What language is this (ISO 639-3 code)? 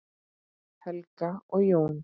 isl